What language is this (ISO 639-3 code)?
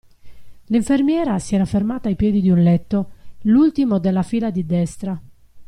ita